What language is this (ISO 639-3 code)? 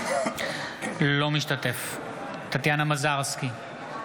heb